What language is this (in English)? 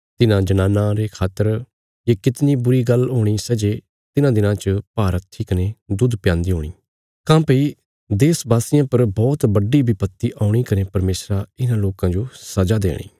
Bilaspuri